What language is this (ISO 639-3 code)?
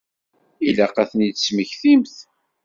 kab